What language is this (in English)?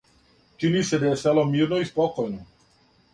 Serbian